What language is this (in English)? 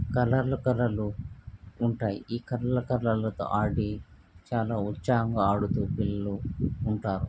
Telugu